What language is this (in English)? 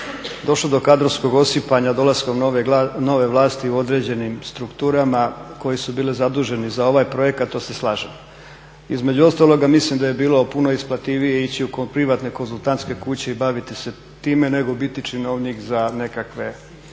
Croatian